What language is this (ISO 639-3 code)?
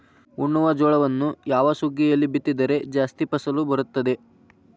kan